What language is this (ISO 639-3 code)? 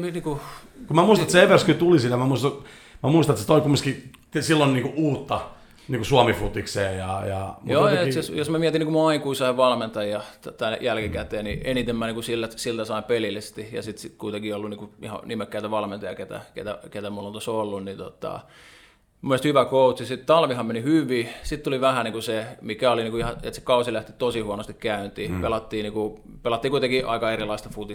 fin